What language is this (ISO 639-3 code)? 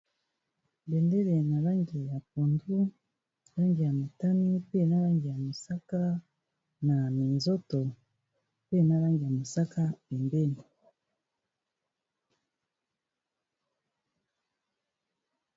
lin